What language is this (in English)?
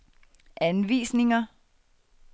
Danish